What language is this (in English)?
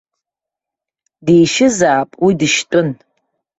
Abkhazian